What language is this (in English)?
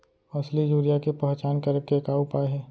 Chhattisgarhi